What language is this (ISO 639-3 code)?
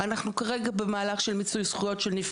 heb